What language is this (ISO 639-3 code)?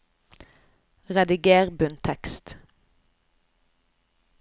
nor